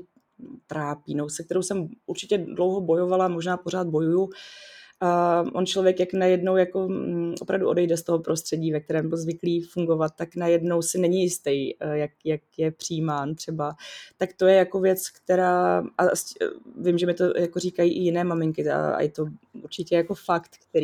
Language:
Czech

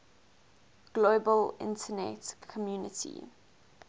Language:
English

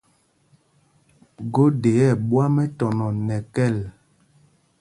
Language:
Mpumpong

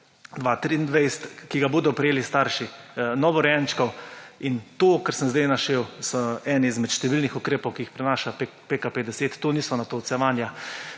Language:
Slovenian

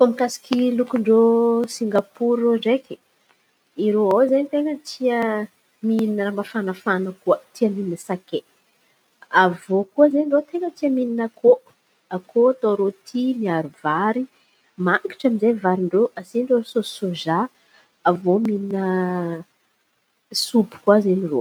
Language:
Antankarana Malagasy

